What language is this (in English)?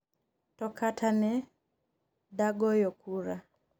Luo (Kenya and Tanzania)